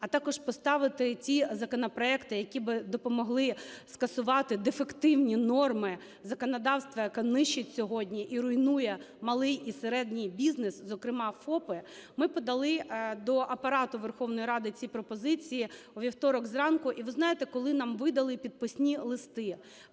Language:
Ukrainian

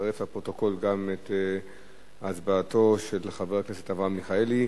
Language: Hebrew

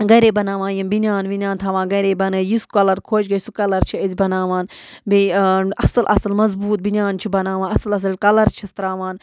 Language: Kashmiri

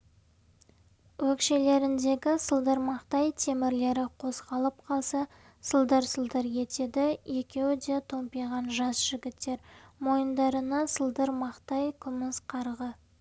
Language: Kazakh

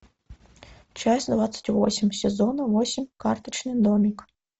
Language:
Russian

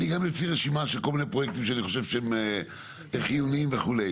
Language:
Hebrew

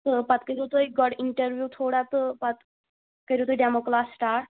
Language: Kashmiri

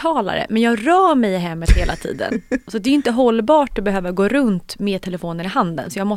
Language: Swedish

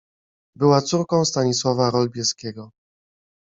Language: Polish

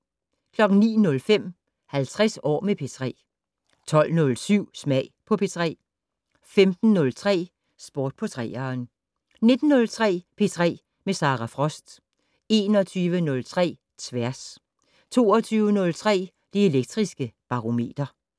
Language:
Danish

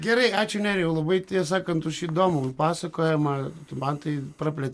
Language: Lithuanian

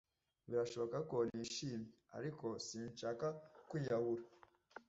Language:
Kinyarwanda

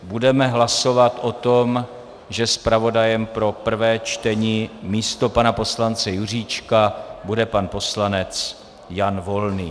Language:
Czech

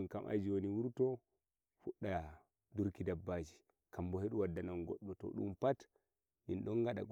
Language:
Nigerian Fulfulde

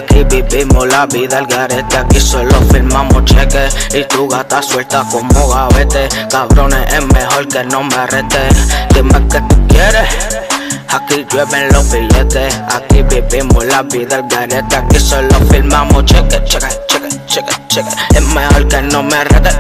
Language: Polish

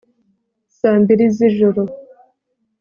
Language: Kinyarwanda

